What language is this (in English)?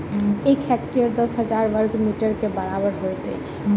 Maithili